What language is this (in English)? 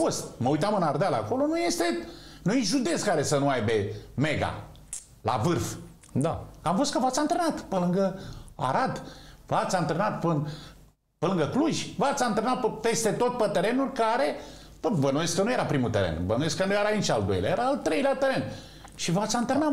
Romanian